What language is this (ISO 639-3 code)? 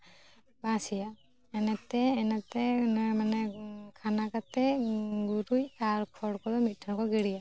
sat